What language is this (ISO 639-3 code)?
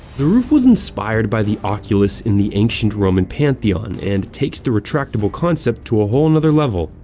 eng